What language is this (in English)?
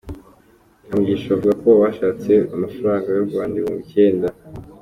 Kinyarwanda